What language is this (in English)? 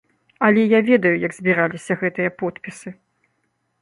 Belarusian